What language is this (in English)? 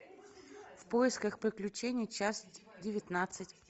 Russian